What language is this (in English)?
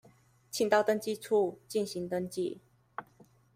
Chinese